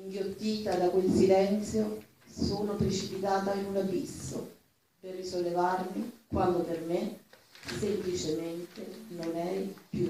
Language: Italian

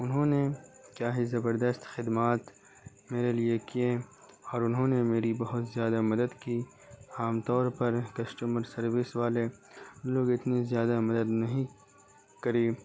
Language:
Urdu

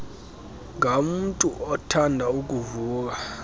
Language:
Xhosa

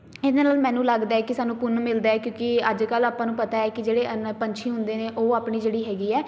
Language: Punjabi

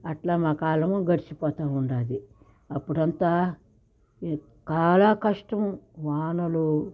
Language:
Telugu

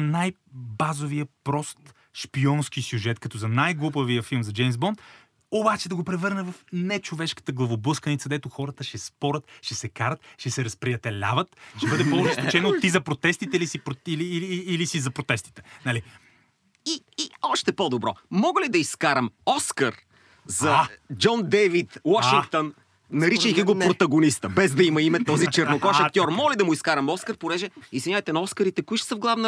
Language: Bulgarian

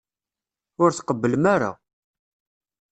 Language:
Kabyle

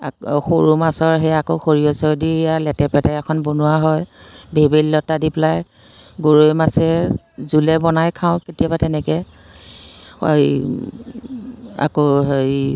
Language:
Assamese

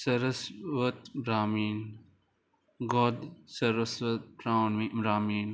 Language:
Konkani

